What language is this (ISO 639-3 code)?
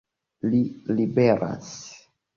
epo